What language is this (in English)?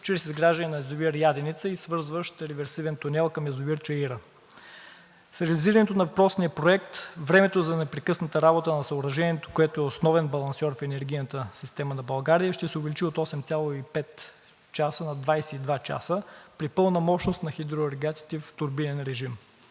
Bulgarian